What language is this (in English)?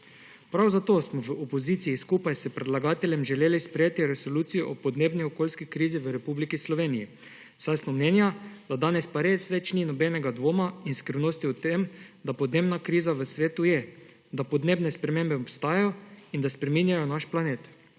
Slovenian